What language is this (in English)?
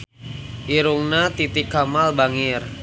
Sundanese